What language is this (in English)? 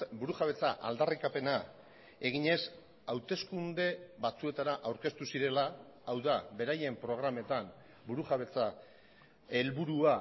Basque